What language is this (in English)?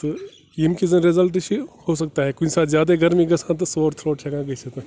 Kashmiri